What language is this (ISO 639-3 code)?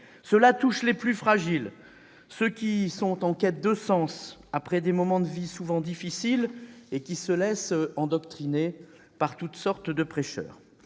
fra